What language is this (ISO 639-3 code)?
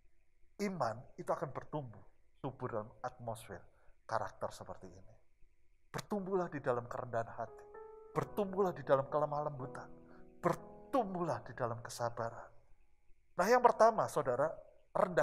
ind